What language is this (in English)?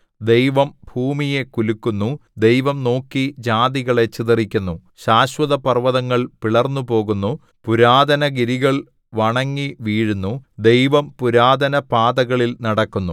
Malayalam